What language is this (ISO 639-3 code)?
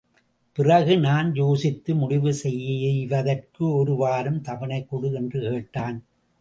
tam